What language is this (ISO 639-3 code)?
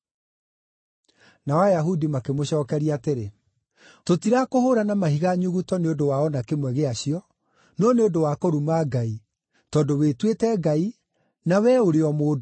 kik